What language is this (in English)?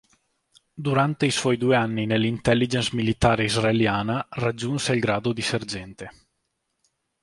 Italian